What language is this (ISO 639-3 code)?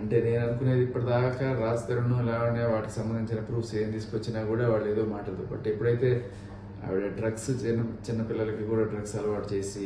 tel